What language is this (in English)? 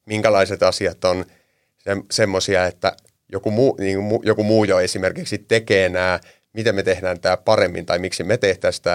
Finnish